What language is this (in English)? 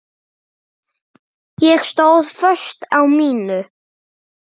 Icelandic